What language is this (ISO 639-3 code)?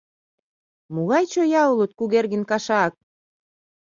chm